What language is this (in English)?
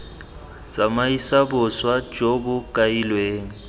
Tswana